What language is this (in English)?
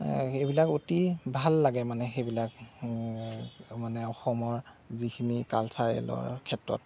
Assamese